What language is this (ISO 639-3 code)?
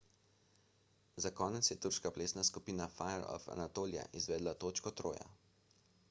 slv